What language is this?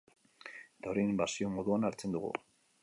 Basque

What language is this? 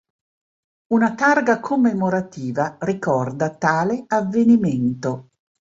Italian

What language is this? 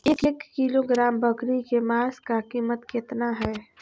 Magahi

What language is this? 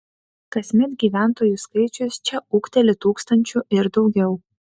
Lithuanian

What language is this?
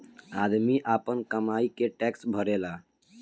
Bhojpuri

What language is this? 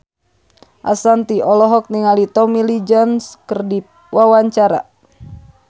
Sundanese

